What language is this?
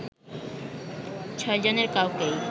Bangla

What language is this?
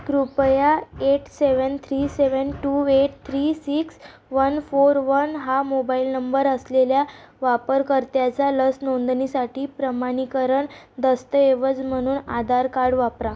Marathi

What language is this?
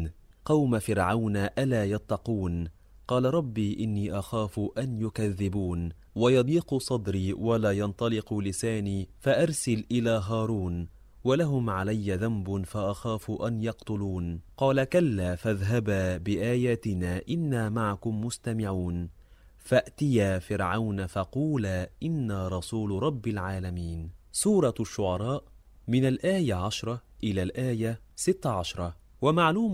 Arabic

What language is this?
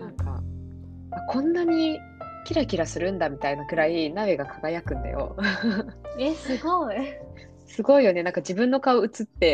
Japanese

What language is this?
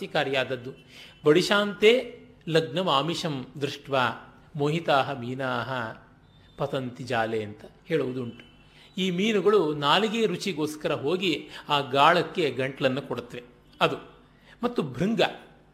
Kannada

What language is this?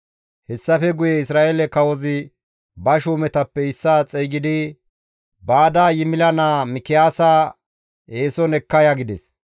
Gamo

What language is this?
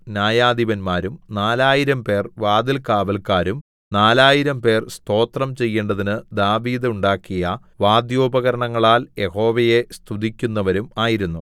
Malayalam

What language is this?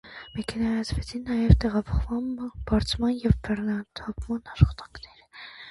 Armenian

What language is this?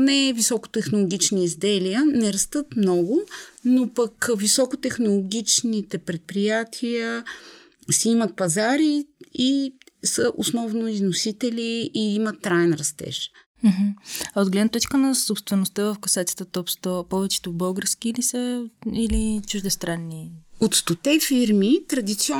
Bulgarian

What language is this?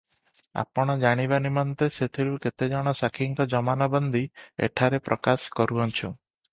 Odia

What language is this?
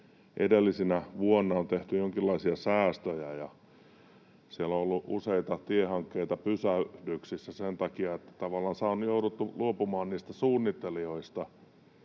Finnish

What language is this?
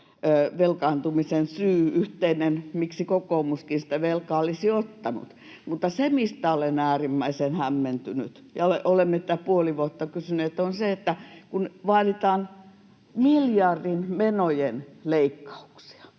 Finnish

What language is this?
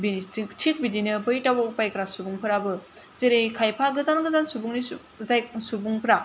Bodo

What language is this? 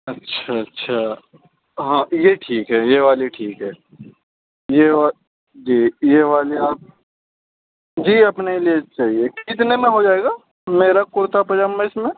Urdu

